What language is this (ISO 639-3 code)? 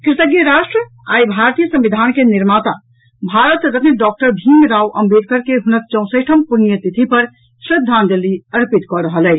mai